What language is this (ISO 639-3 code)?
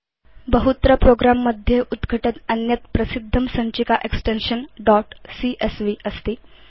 san